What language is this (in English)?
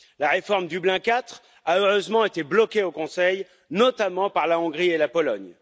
French